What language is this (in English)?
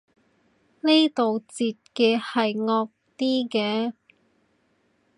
Cantonese